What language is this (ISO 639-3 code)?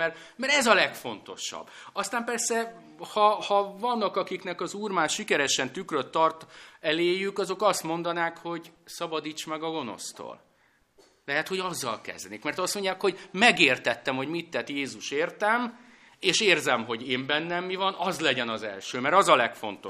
hun